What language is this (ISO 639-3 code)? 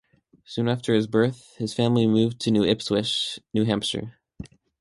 eng